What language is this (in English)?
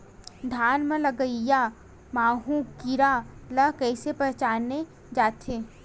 Chhattisgarhi